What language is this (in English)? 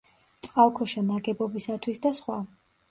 Georgian